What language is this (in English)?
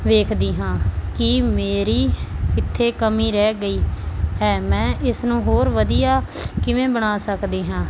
Punjabi